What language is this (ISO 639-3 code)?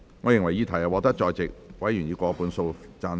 yue